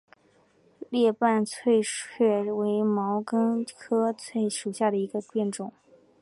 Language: Chinese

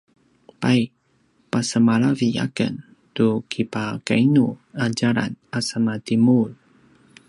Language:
Paiwan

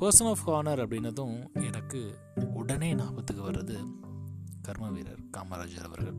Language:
Tamil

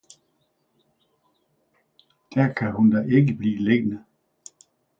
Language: Danish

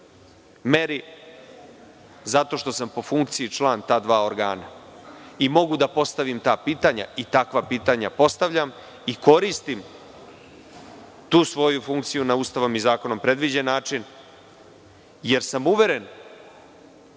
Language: Serbian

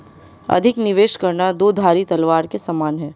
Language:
Hindi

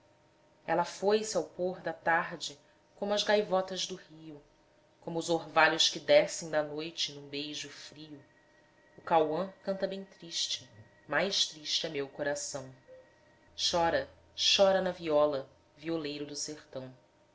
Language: Portuguese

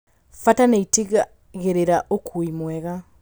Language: Kikuyu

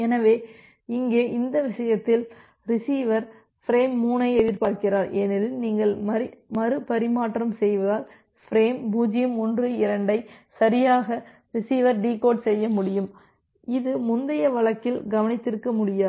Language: Tamil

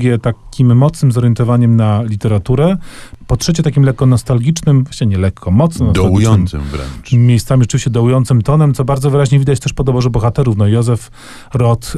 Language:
Polish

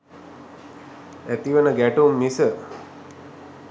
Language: Sinhala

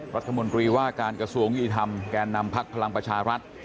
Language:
Thai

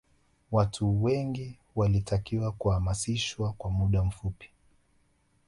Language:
Swahili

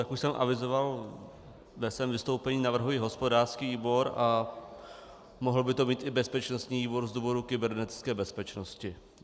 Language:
Czech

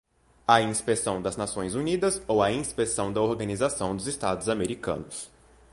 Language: Portuguese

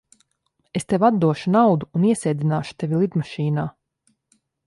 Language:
Latvian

